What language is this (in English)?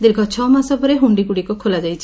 Odia